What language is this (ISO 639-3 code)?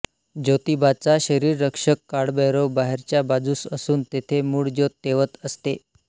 mar